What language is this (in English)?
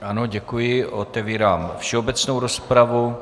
Czech